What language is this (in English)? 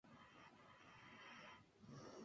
Spanish